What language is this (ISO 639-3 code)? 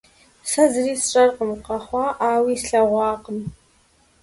kbd